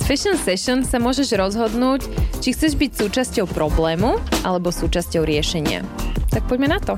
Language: Slovak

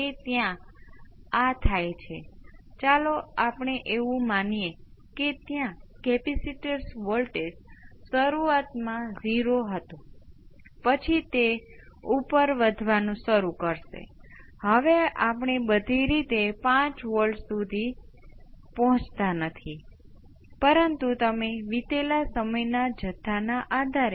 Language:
Gujarati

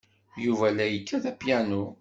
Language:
Kabyle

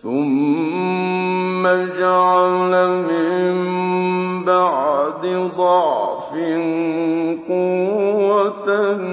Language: Arabic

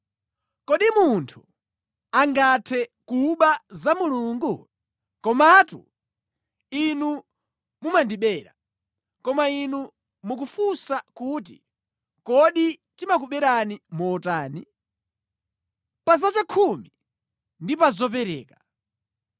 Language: Nyanja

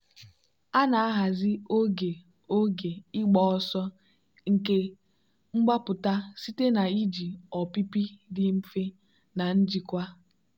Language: Igbo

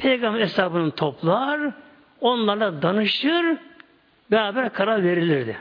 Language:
Turkish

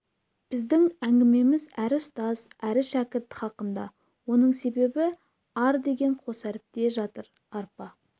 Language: Kazakh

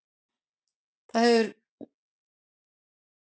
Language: Icelandic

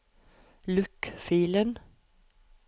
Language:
Norwegian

